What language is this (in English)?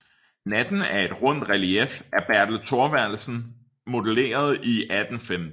Danish